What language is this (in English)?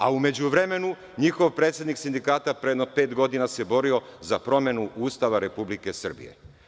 Serbian